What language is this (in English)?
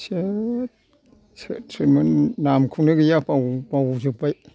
Bodo